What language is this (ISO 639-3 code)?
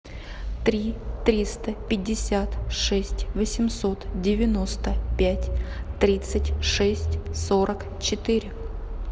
rus